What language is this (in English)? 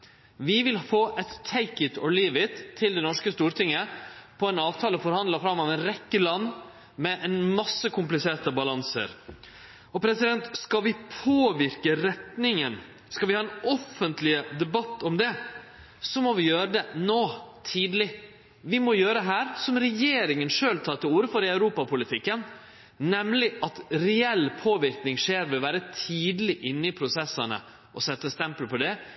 Norwegian Nynorsk